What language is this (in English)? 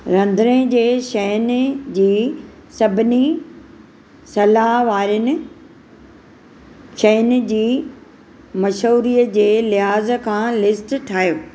Sindhi